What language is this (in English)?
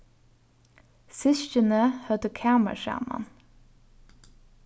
Faroese